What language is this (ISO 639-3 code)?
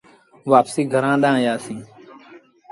sbn